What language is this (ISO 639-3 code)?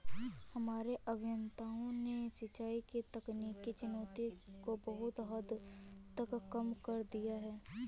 hin